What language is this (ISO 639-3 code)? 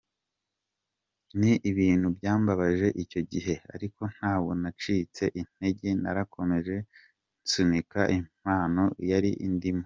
kin